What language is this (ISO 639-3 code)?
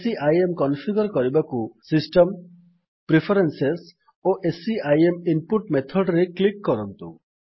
ori